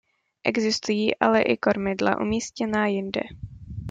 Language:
Czech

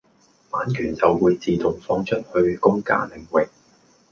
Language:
Cantonese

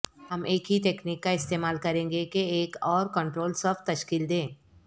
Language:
Urdu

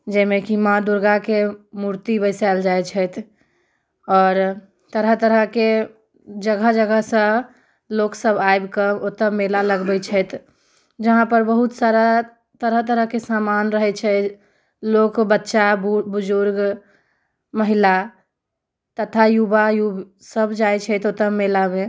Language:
Maithili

